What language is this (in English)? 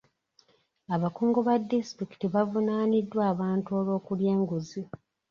Ganda